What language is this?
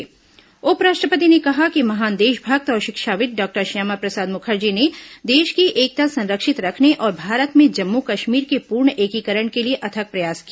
Hindi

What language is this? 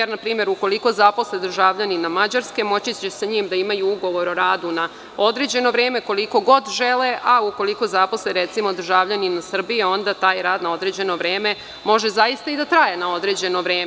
Serbian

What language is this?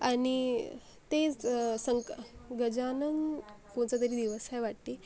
Marathi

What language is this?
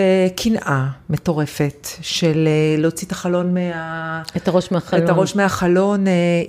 Hebrew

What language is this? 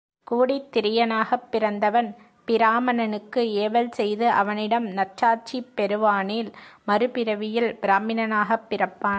Tamil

